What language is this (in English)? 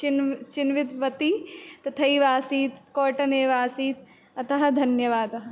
Sanskrit